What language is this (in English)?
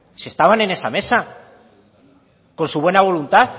Spanish